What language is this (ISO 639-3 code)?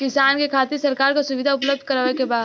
bho